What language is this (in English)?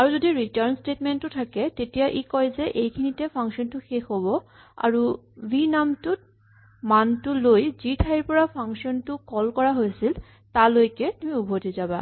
Assamese